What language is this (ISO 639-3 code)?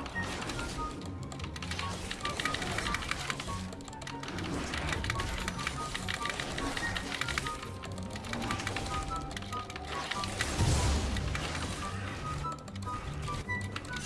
vie